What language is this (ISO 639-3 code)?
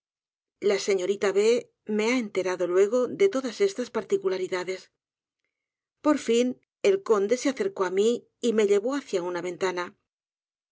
spa